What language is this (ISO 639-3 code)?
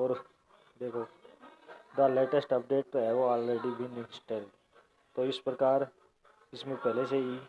hin